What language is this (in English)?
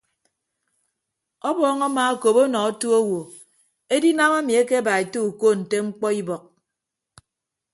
Ibibio